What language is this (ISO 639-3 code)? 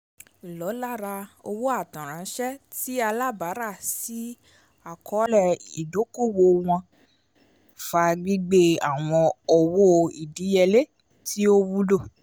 yor